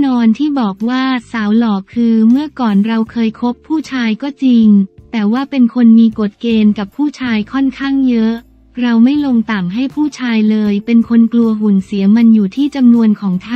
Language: Thai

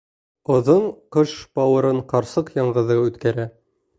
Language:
Bashkir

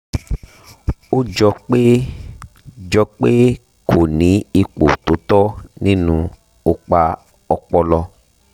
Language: Yoruba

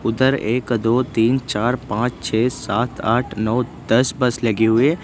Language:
Hindi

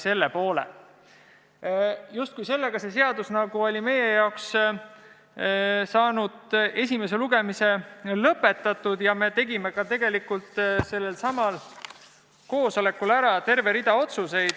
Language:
Estonian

